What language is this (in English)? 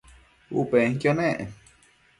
Matsés